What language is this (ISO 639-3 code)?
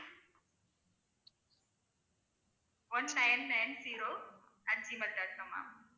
tam